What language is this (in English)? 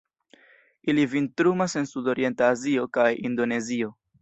Esperanto